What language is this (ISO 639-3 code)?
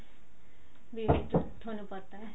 pan